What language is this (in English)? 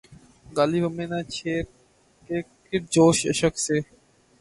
Urdu